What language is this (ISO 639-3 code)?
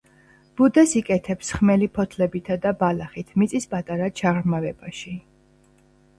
kat